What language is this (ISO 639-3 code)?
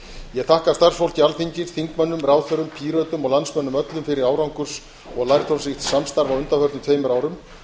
isl